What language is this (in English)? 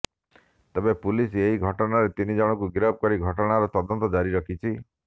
Odia